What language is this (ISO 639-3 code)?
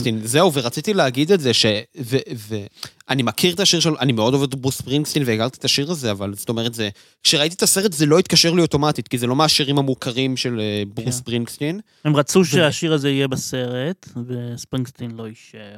heb